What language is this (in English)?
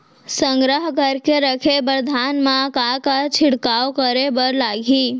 Chhattisgarhi